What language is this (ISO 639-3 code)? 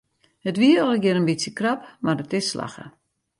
fry